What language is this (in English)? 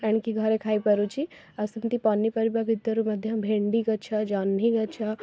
Odia